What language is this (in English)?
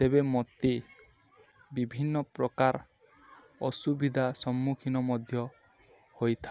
Odia